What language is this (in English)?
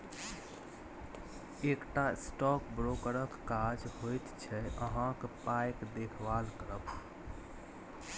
Maithili